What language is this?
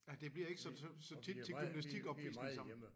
Danish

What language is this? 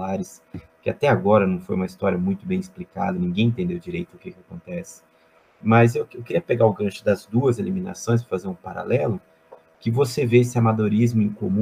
Portuguese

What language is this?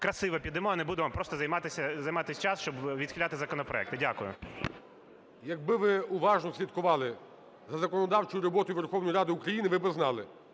Ukrainian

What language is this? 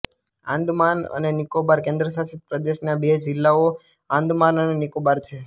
Gujarati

